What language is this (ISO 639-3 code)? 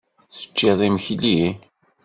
kab